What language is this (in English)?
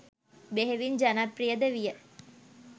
Sinhala